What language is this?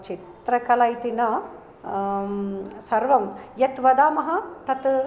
Sanskrit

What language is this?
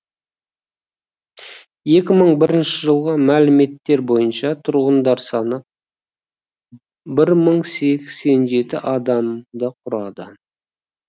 Kazakh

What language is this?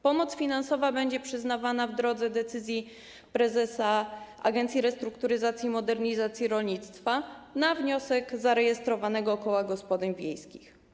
Polish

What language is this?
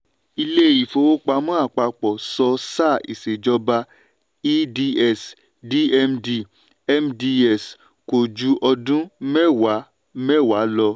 Yoruba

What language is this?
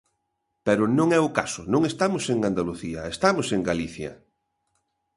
Galician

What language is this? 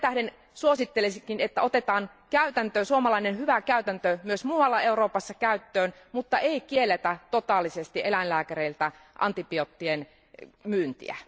Finnish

